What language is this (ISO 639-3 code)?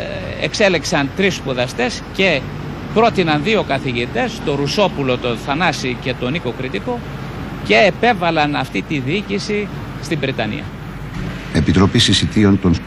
ell